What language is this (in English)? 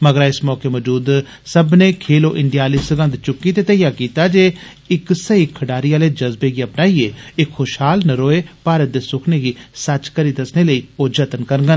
Dogri